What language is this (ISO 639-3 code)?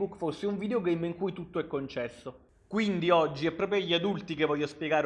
ita